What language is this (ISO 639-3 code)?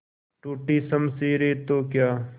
hin